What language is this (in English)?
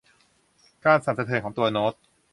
Thai